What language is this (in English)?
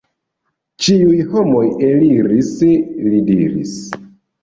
Esperanto